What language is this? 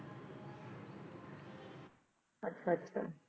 Punjabi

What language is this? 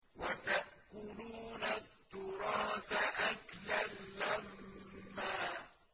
Arabic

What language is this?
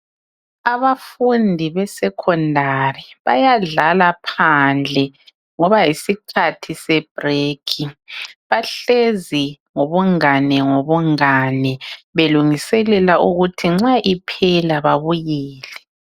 North Ndebele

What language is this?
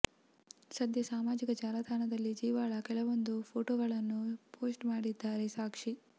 Kannada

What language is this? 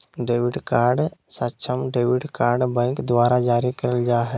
Magahi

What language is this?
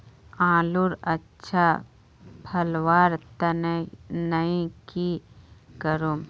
Magahi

